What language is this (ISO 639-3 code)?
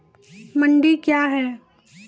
mai